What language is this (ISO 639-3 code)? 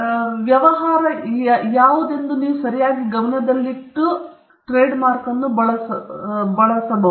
kan